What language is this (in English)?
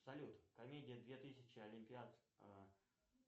Russian